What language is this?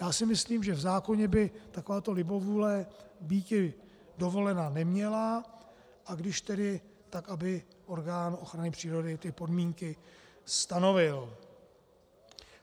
Czech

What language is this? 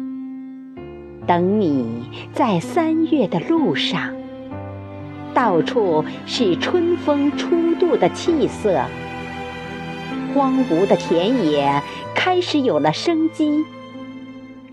Chinese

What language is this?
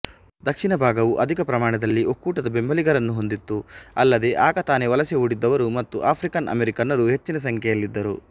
Kannada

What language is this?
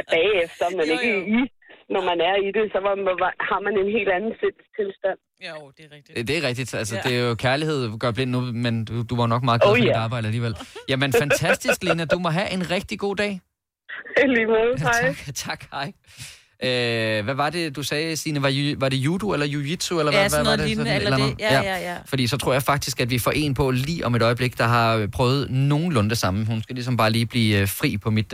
Danish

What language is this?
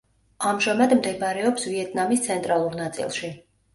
Georgian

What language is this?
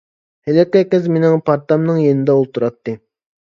Uyghur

